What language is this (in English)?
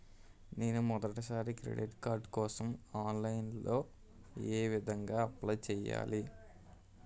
Telugu